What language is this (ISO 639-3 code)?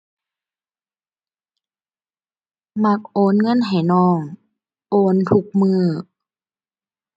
tha